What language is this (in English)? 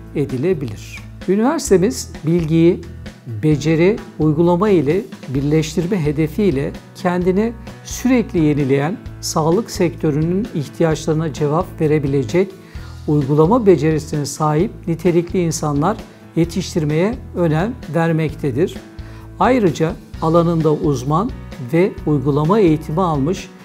Turkish